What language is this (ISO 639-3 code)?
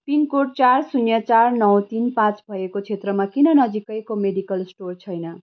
nep